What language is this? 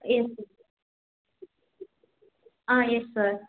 Tamil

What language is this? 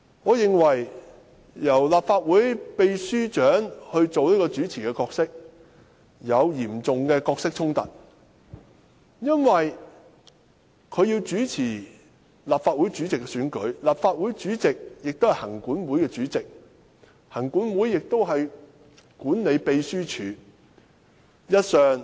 Cantonese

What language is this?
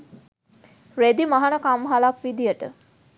Sinhala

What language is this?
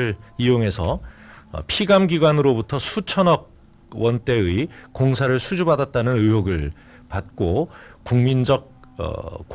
Korean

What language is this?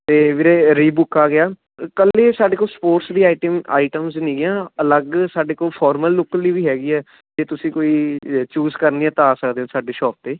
Punjabi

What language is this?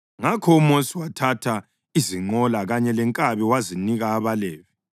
North Ndebele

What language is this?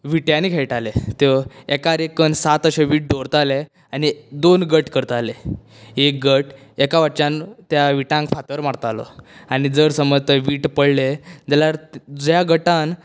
Konkani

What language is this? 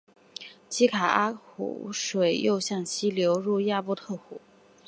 Chinese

